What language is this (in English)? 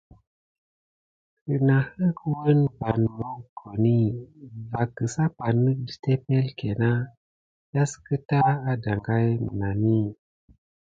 Gidar